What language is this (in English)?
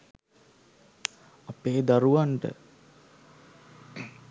Sinhala